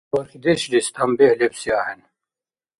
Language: Dargwa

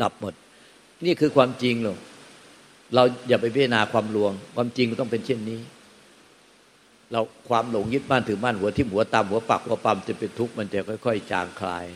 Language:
Thai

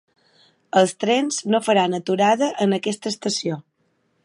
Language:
Catalan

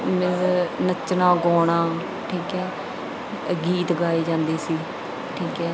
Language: Punjabi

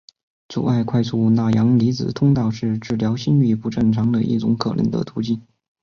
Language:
Chinese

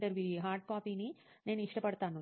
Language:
Telugu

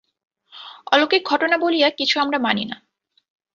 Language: Bangla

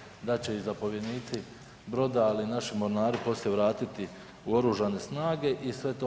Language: Croatian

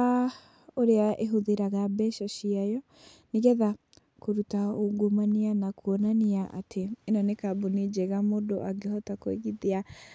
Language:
Kikuyu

